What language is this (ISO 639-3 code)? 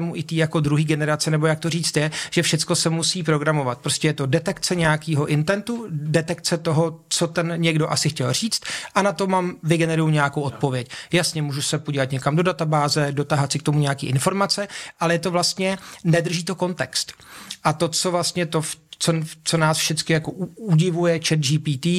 ces